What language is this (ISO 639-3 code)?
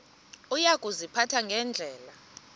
xho